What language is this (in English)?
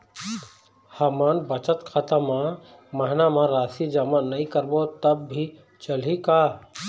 Chhattisgarhi